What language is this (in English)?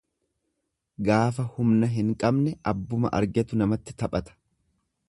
Oromo